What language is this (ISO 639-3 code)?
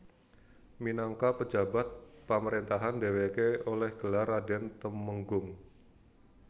jav